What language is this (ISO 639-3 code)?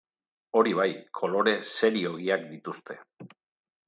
eus